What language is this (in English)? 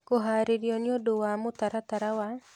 Kikuyu